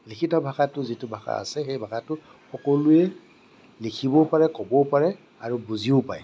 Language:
Assamese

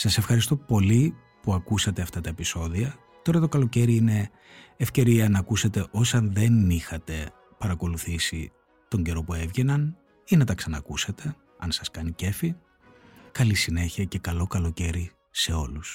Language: Greek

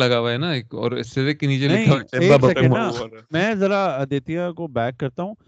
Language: Urdu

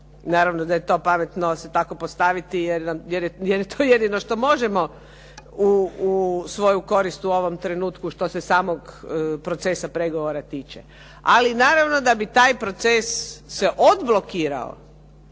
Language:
Croatian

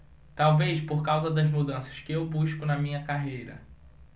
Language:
Portuguese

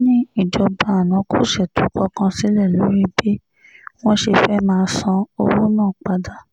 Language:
Yoruba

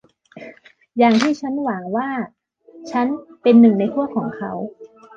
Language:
Thai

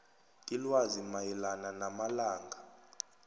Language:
South Ndebele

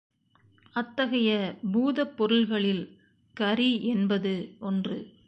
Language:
Tamil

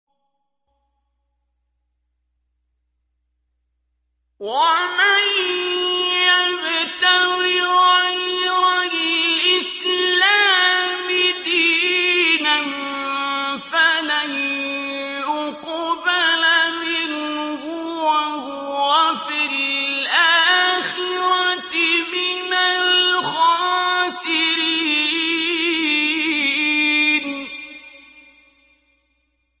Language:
Arabic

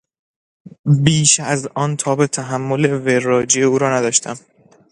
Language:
Persian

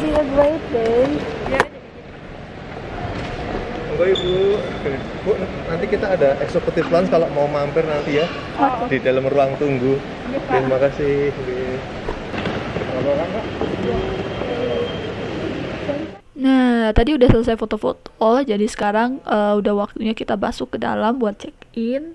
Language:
Indonesian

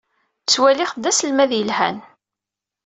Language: Kabyle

